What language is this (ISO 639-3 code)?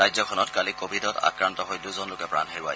asm